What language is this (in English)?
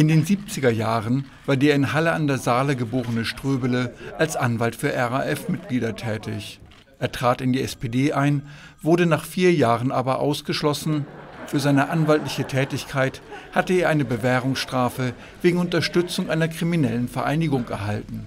German